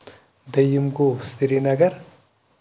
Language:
Kashmiri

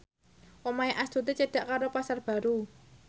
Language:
Javanese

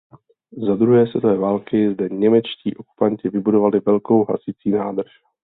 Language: Czech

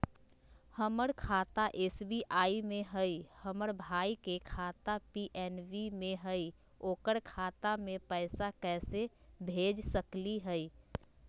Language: Magahi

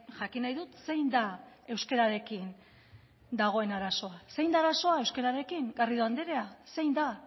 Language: Basque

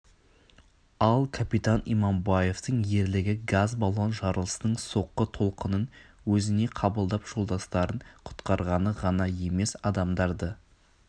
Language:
Kazakh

